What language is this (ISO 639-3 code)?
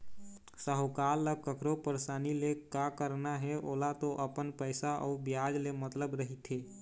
hne